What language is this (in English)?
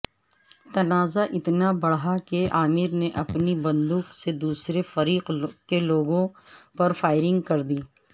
Urdu